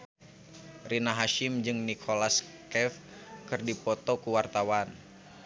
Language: Sundanese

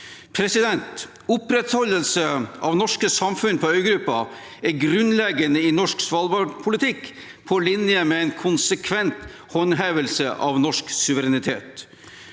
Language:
Norwegian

